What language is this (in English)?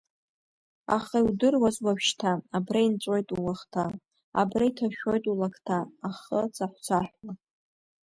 Abkhazian